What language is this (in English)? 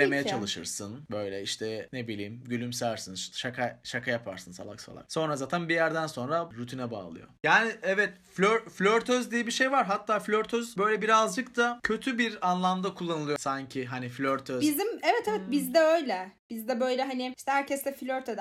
Turkish